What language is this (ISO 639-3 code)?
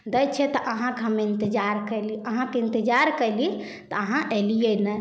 mai